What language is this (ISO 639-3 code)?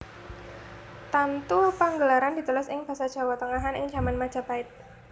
jav